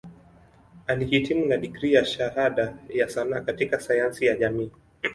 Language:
Swahili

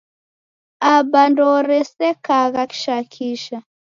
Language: Taita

